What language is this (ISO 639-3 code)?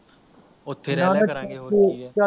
pan